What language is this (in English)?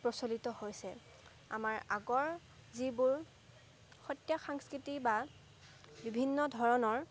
Assamese